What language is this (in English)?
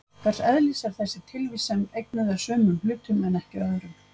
Icelandic